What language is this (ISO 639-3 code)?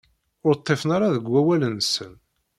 kab